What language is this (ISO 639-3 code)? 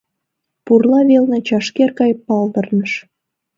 chm